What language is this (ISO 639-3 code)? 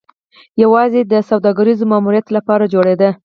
pus